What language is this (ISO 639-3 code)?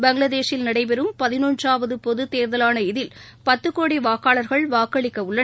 tam